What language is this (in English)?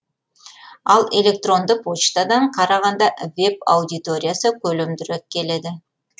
Kazakh